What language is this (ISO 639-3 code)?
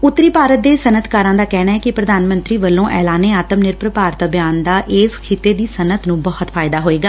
pan